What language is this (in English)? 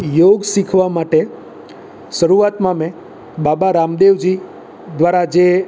Gujarati